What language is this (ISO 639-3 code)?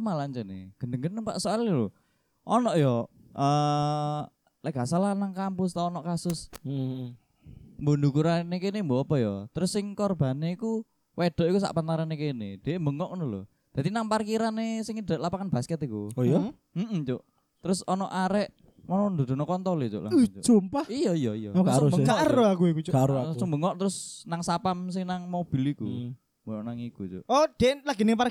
ind